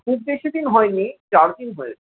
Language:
Bangla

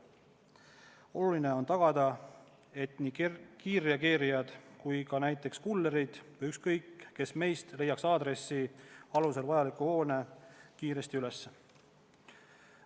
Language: Estonian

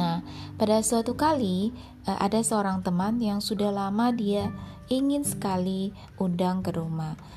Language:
Indonesian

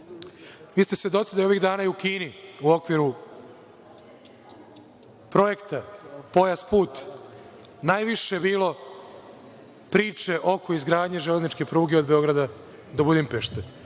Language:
Serbian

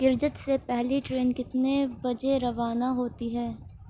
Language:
Urdu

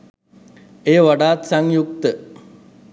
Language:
Sinhala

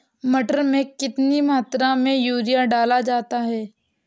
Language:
Hindi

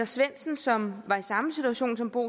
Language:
Danish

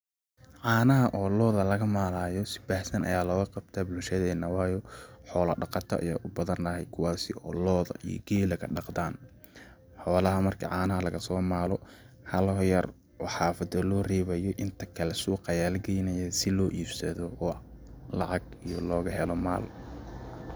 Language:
Somali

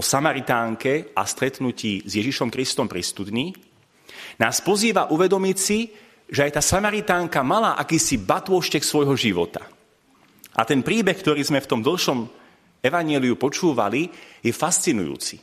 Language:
Slovak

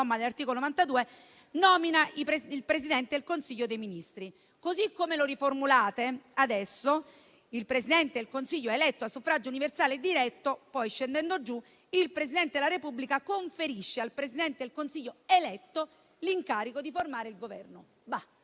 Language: Italian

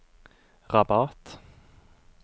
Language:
Norwegian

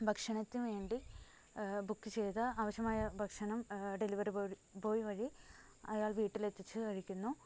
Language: Malayalam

